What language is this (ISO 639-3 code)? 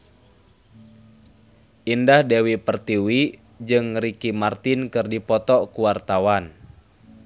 sun